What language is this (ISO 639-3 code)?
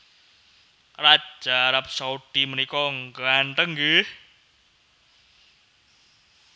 jav